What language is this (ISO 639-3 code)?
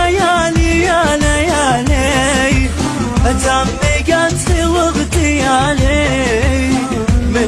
ara